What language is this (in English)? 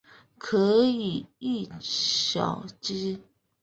Chinese